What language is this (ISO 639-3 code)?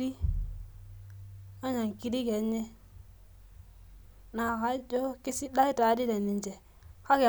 mas